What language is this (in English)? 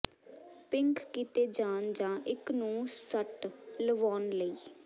Punjabi